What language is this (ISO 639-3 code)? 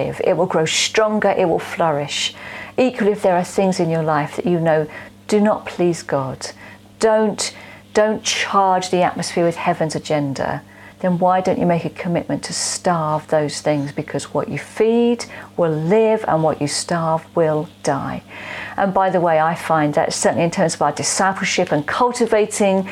eng